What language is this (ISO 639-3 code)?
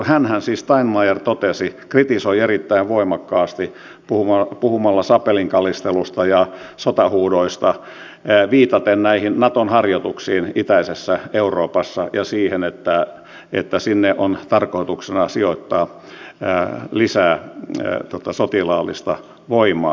fin